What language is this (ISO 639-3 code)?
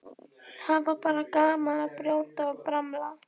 isl